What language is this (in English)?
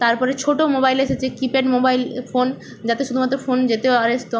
Bangla